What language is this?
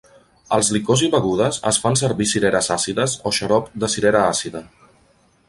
Catalan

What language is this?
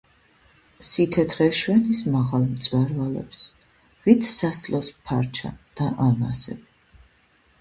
Georgian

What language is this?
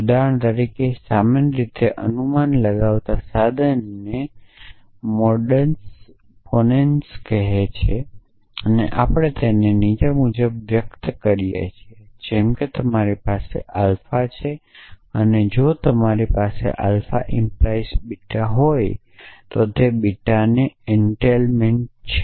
Gujarati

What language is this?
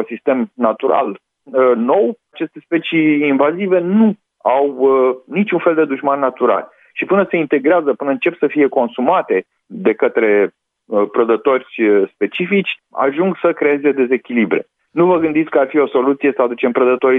Romanian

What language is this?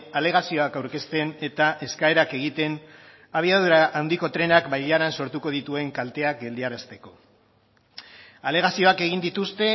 Basque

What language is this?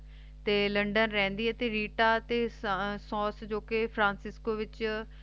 Punjabi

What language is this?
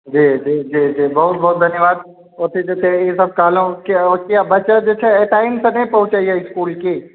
Maithili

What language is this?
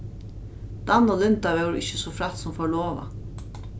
Faroese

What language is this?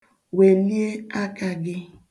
Igbo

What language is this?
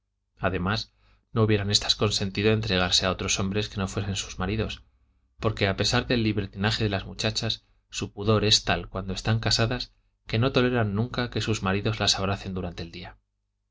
Spanish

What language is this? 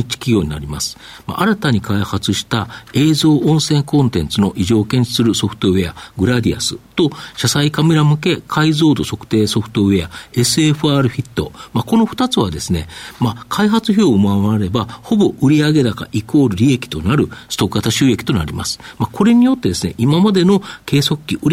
Japanese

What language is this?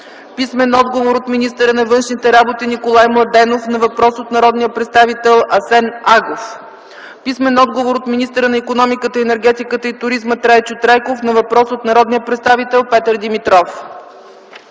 Bulgarian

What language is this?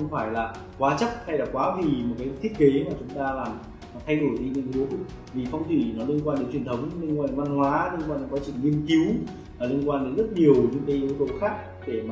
Vietnamese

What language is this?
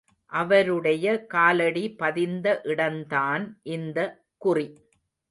Tamil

